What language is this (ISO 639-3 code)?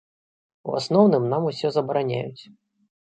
bel